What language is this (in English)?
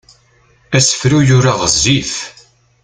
Kabyle